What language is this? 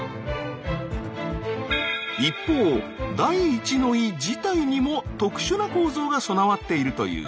Japanese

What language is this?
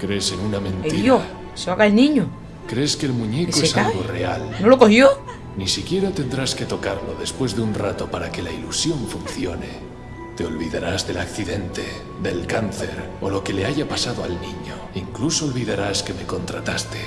Spanish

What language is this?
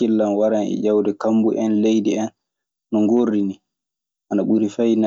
Maasina Fulfulde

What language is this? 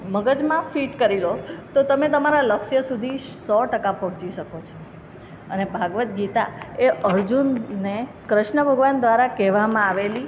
Gujarati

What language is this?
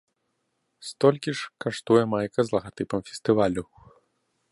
Belarusian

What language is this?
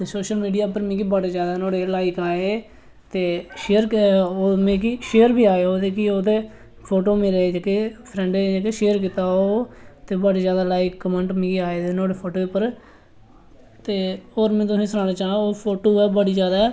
Dogri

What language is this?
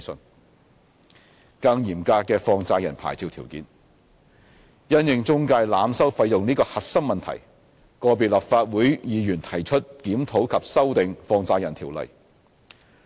Cantonese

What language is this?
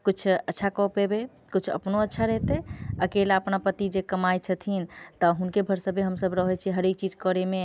Maithili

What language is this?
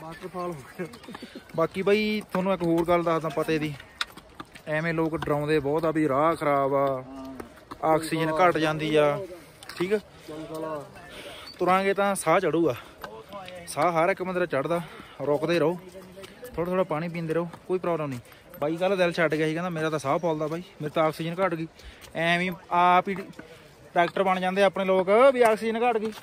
Punjabi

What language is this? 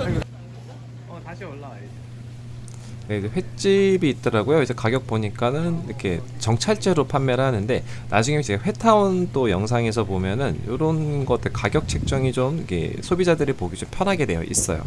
Korean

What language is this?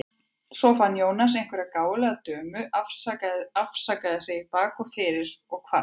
Icelandic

